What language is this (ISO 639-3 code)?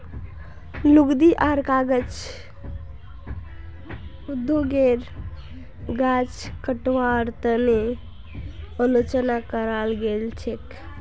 mag